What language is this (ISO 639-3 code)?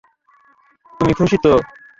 ben